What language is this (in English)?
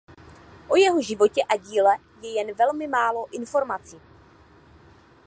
Czech